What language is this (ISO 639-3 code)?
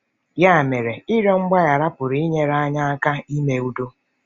ibo